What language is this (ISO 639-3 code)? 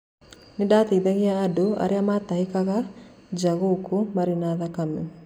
kik